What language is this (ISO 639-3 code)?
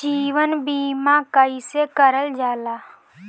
bho